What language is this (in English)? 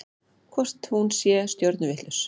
Icelandic